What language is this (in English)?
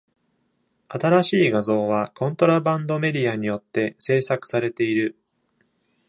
Japanese